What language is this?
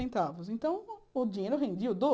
Portuguese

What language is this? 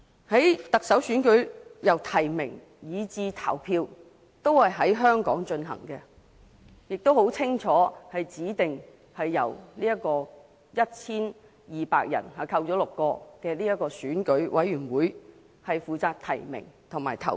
Cantonese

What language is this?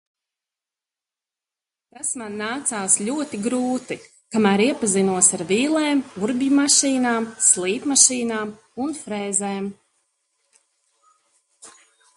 Latvian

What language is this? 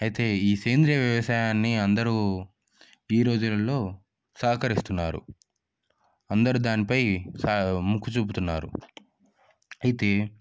Telugu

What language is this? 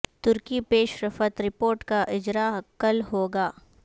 Urdu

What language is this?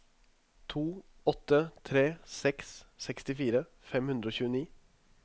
Norwegian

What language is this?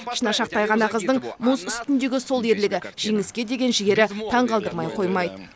Kazakh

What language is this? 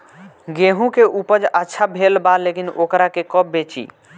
Bhojpuri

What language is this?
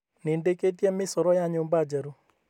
Kikuyu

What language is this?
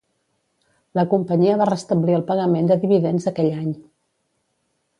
Catalan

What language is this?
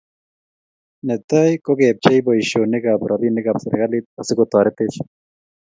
Kalenjin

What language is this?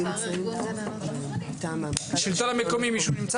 Hebrew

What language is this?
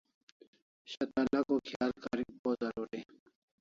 Kalasha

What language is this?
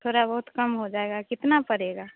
Hindi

